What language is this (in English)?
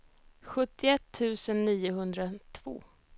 Swedish